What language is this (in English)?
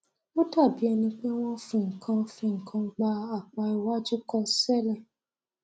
Yoruba